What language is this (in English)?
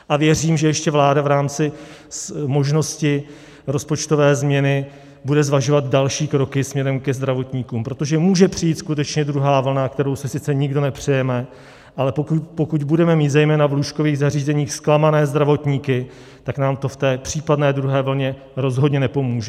Czech